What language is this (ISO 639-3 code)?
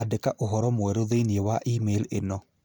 kik